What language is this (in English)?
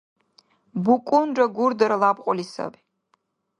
Dargwa